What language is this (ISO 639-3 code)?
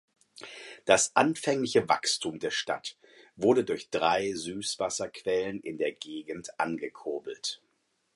deu